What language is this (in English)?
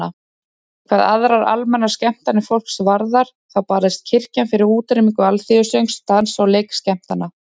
Icelandic